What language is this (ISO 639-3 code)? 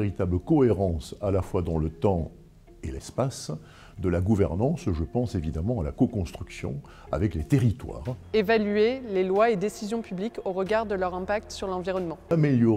fra